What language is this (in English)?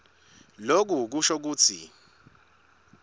Swati